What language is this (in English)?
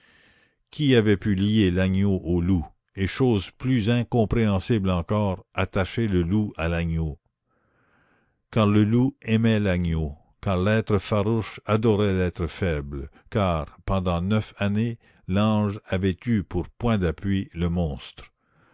French